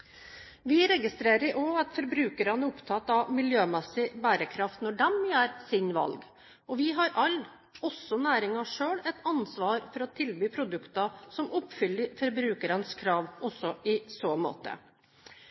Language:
Norwegian Bokmål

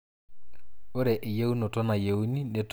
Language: Masai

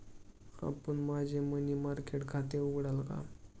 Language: Marathi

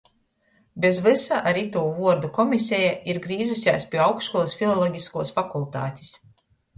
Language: Latgalian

